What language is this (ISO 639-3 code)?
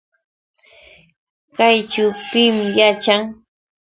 qux